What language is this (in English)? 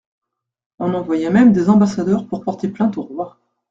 French